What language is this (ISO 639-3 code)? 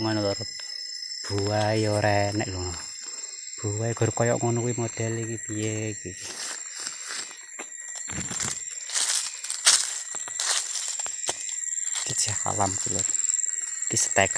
ind